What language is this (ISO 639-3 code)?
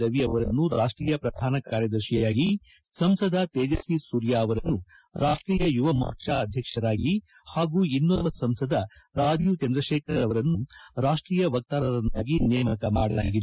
kan